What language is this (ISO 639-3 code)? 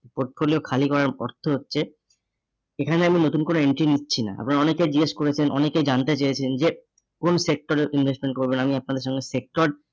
ben